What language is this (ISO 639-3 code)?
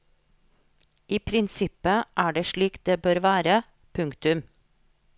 nor